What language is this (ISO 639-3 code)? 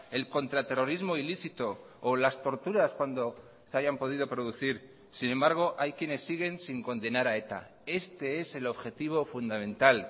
spa